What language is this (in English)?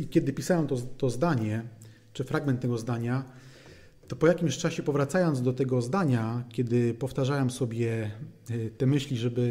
Polish